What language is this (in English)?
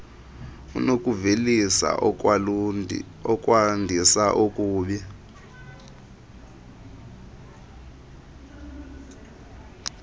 Xhosa